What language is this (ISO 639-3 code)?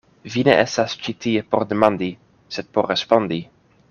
epo